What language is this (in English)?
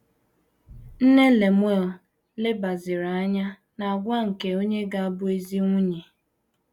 Igbo